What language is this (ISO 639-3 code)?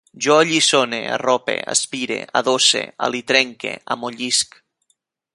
cat